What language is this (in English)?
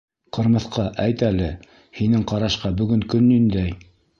Bashkir